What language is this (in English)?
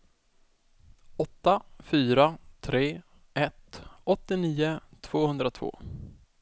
Swedish